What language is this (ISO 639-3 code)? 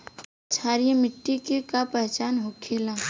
bho